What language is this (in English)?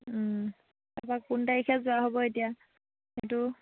Assamese